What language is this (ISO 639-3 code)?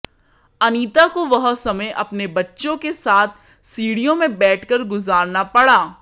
hin